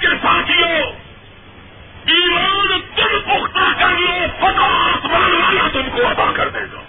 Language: Urdu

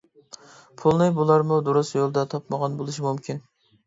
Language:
Uyghur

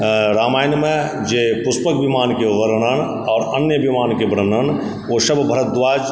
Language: Maithili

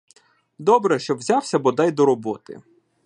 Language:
Ukrainian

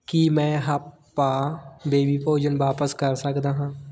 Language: Punjabi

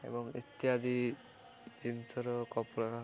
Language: Odia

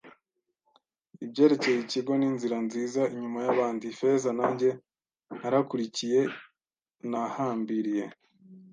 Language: Kinyarwanda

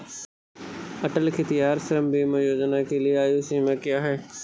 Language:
Hindi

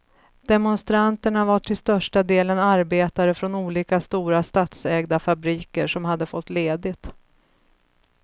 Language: Swedish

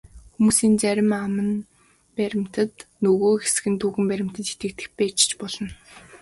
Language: Mongolian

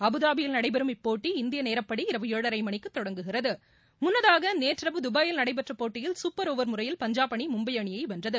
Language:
Tamil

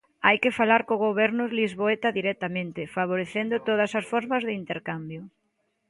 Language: Galician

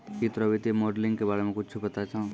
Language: Maithili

